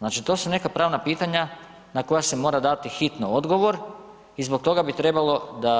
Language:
Croatian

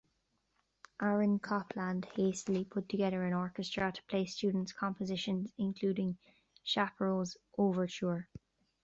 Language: English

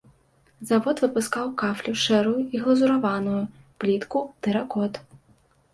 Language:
Belarusian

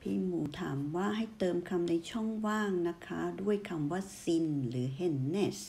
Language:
Thai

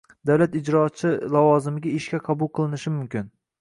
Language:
Uzbek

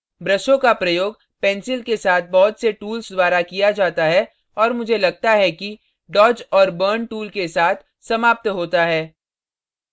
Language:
Hindi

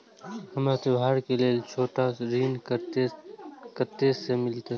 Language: Maithili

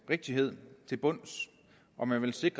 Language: Danish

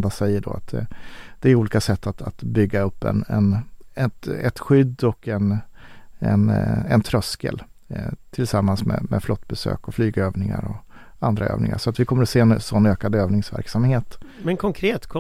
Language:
Swedish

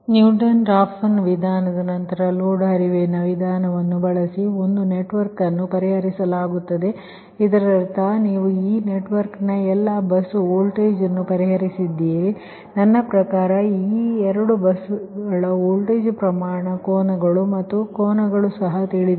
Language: Kannada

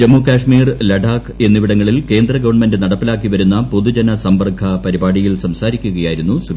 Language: Malayalam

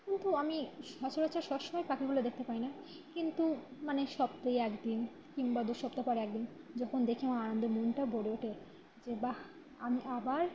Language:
Bangla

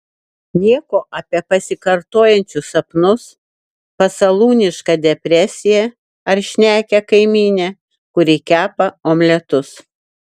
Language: Lithuanian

